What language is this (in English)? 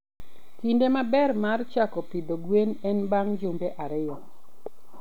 Luo (Kenya and Tanzania)